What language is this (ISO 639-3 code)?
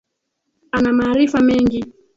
swa